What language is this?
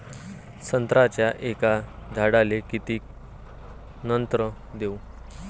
Marathi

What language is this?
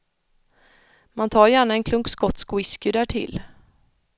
Swedish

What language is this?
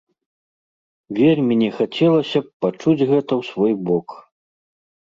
Belarusian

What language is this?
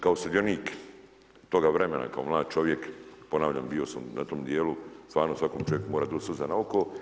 Croatian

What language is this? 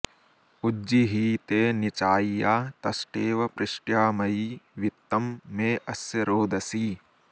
Sanskrit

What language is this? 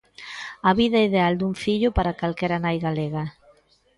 Galician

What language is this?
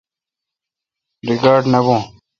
Kalkoti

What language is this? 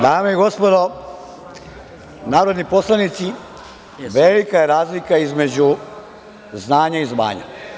Serbian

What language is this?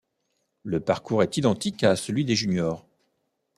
French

